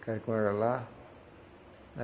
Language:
Portuguese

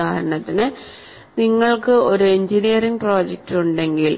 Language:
Malayalam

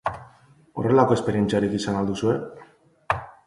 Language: Basque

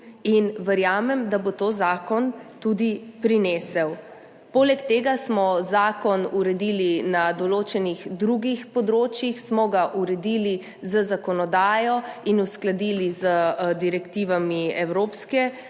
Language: Slovenian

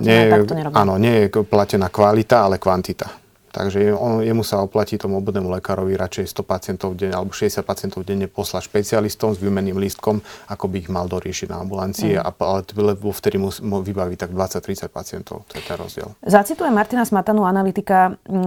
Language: Slovak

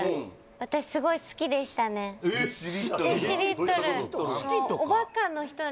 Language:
Japanese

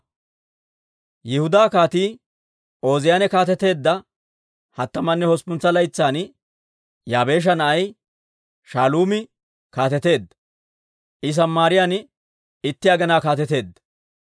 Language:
Dawro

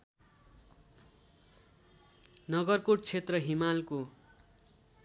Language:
Nepali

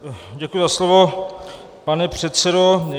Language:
Czech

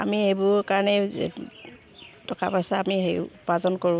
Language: Assamese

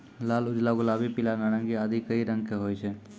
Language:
Maithili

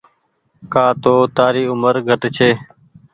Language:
Goaria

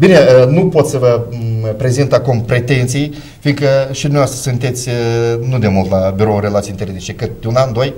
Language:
Romanian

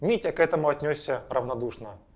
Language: Russian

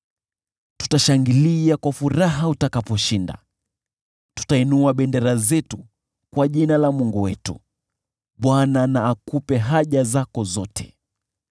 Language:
Swahili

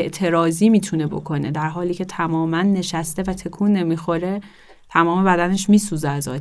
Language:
Persian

